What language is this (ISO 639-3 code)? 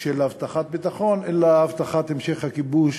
heb